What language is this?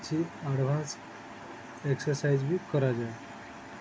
Odia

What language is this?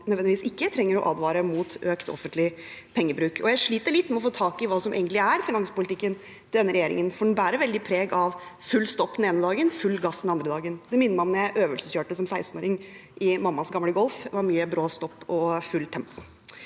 Norwegian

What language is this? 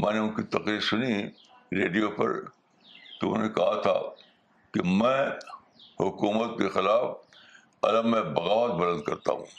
Urdu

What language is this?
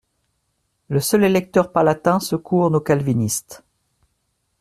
French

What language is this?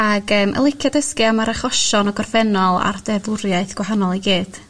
Welsh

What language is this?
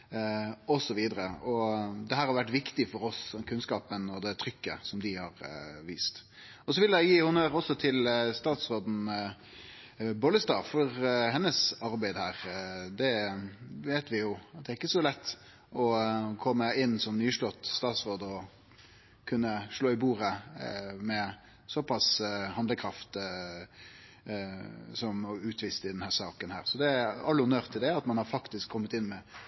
Norwegian Nynorsk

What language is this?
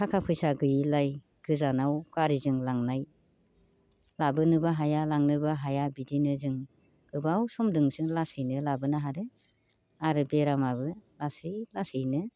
Bodo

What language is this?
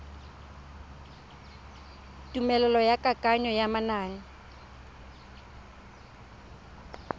Tswana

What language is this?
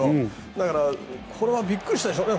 Japanese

